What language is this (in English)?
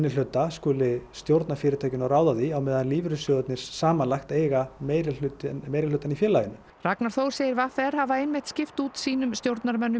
Icelandic